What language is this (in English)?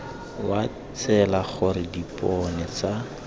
Tswana